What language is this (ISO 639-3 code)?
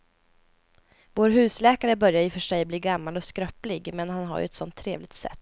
swe